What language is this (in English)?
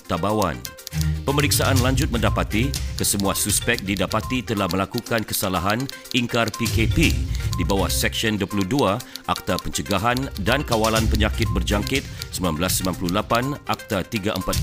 Malay